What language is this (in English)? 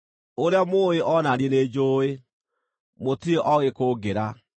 Kikuyu